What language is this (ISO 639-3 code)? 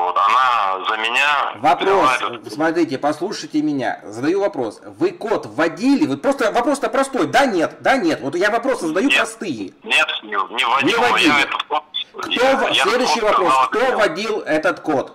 rus